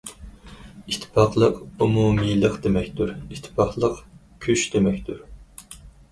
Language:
Uyghur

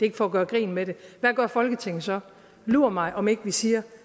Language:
Danish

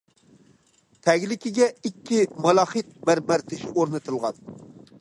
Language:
Uyghur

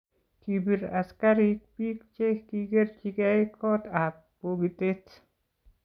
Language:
Kalenjin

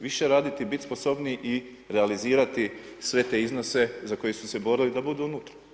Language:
Croatian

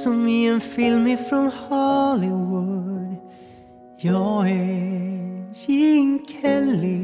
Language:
Swedish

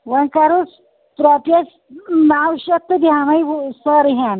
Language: Kashmiri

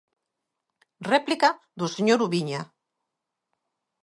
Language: Galician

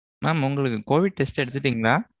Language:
Tamil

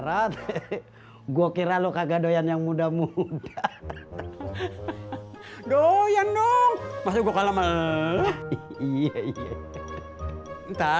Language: Indonesian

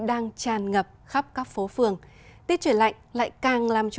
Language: Vietnamese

